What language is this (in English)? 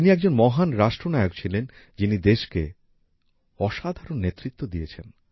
Bangla